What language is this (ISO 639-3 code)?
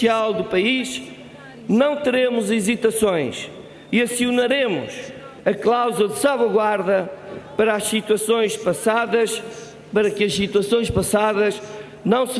por